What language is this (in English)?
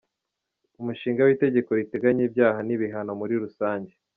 Kinyarwanda